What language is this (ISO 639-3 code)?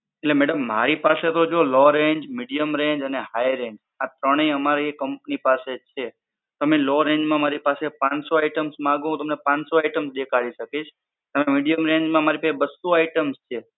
guj